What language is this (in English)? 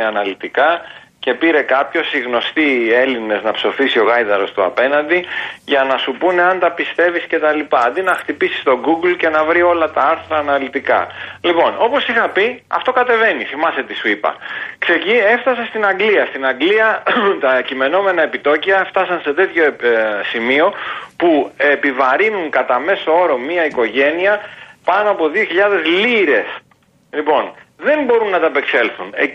Greek